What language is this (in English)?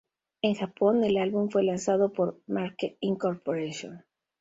Spanish